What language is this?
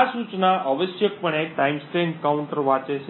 Gujarati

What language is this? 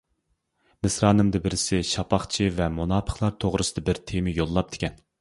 Uyghur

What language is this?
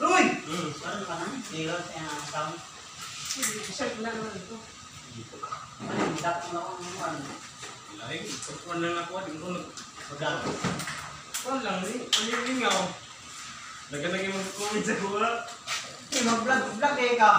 Filipino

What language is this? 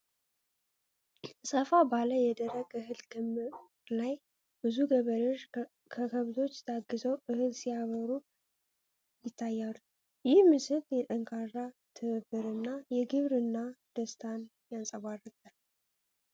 Amharic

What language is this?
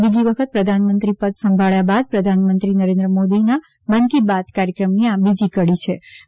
Gujarati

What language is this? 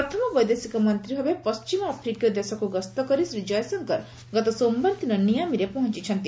Odia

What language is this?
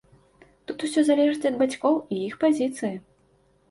Belarusian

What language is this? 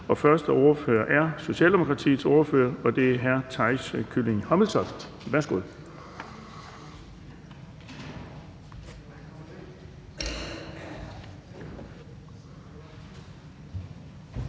Danish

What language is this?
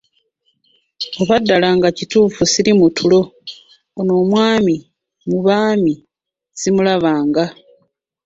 Ganda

